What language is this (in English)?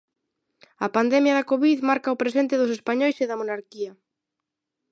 Galician